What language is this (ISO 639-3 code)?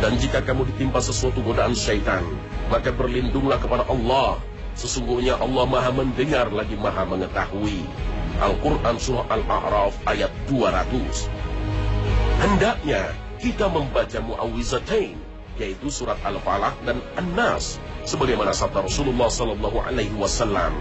ind